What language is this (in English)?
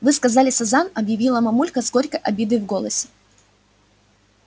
Russian